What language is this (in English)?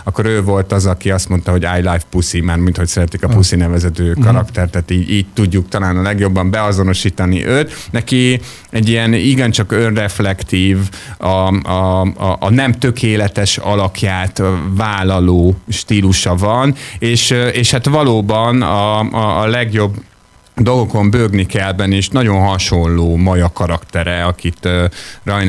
Hungarian